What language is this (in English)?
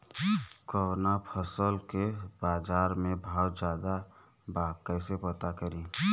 Bhojpuri